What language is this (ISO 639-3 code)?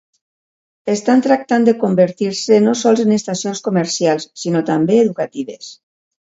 cat